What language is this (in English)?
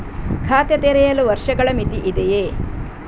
Kannada